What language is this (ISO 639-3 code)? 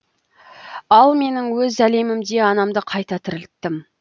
kaz